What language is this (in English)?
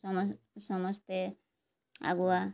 Odia